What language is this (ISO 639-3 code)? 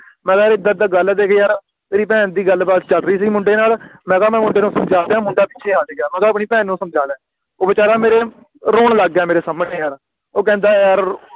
pan